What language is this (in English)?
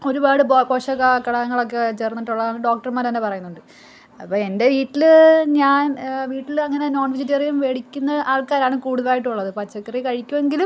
Malayalam